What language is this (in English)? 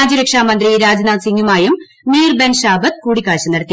Malayalam